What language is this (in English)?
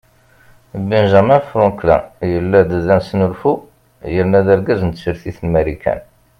Kabyle